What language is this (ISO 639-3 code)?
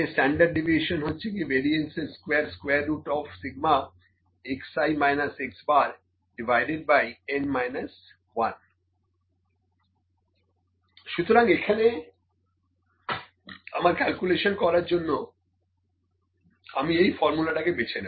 ben